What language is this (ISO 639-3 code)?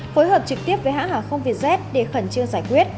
vie